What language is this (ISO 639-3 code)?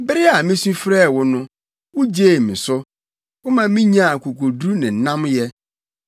aka